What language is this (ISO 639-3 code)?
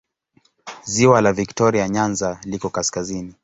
swa